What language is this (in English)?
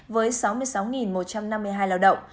Vietnamese